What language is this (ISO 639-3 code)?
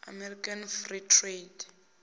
ven